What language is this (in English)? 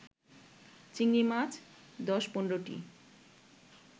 Bangla